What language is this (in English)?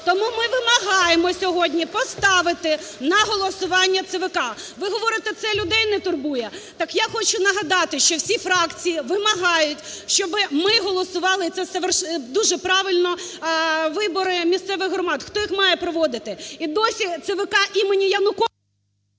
Ukrainian